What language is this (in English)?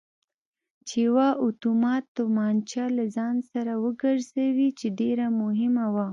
Pashto